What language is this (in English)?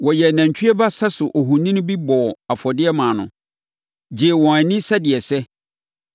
Akan